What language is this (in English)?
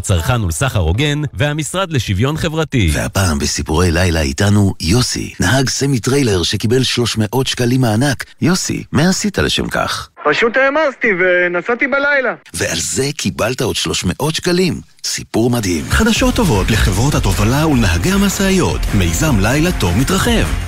Hebrew